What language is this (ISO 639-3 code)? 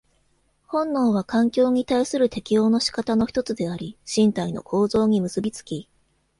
jpn